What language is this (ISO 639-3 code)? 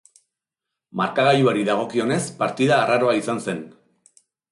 eus